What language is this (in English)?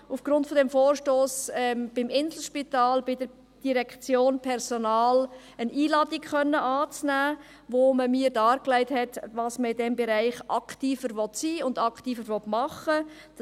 Swiss German